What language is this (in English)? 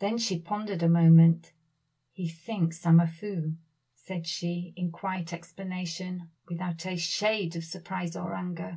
English